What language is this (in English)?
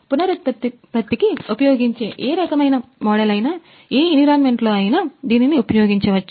Telugu